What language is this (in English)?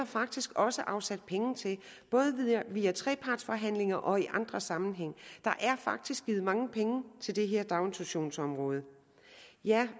Danish